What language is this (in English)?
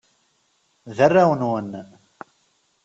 Kabyle